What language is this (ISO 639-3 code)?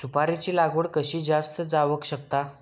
mar